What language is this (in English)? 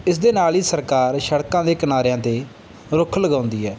Punjabi